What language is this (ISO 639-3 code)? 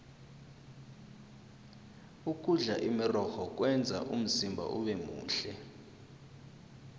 nbl